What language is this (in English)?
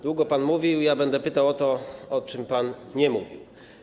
Polish